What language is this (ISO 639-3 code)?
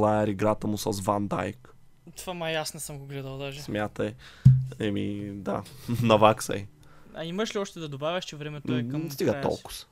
bul